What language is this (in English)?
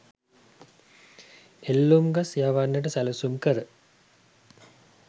Sinhala